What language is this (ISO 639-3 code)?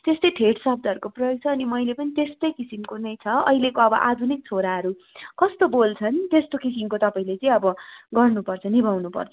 nep